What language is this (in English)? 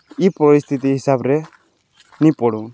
Odia